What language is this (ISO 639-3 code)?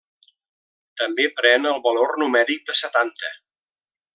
cat